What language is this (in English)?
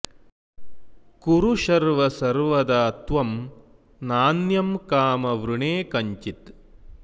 Sanskrit